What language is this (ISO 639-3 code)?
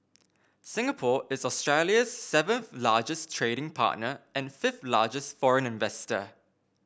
eng